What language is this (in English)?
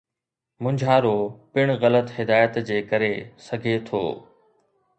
Sindhi